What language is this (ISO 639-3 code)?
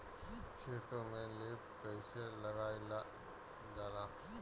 bho